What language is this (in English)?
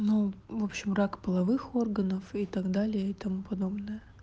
Russian